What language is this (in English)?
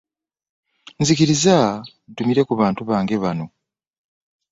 Ganda